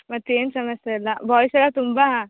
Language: Kannada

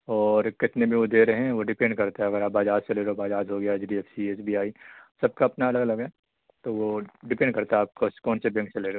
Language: Urdu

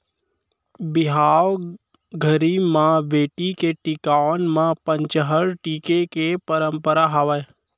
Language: Chhattisgarhi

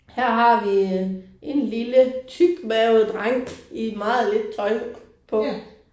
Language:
Danish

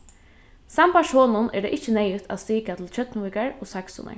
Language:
Faroese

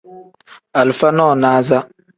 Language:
Tem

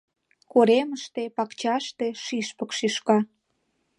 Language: Mari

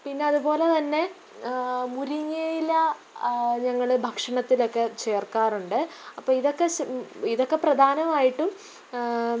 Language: Malayalam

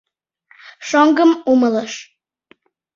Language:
Mari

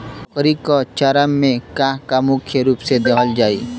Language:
Bhojpuri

